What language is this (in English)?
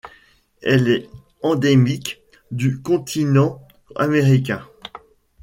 French